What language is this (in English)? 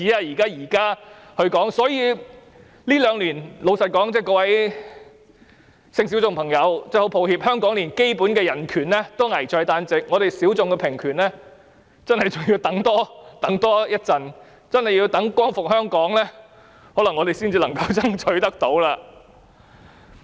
Cantonese